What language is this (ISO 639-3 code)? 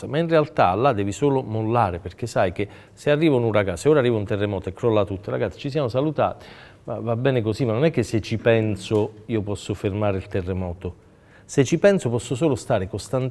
ita